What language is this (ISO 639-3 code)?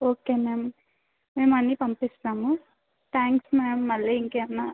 tel